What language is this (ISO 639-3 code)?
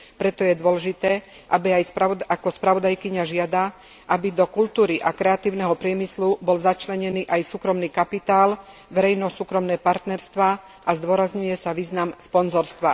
slk